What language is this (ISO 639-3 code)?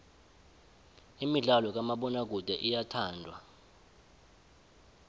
nbl